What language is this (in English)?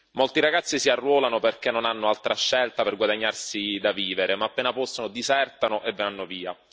Italian